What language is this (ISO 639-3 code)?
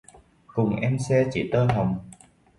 vie